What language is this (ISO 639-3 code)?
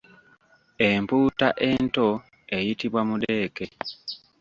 lug